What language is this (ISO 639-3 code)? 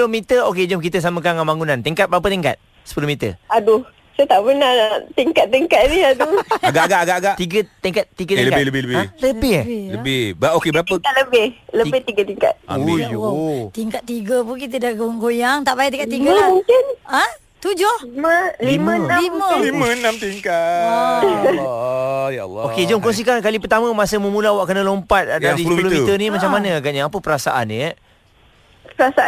msa